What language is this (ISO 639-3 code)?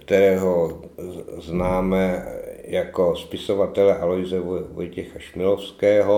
ces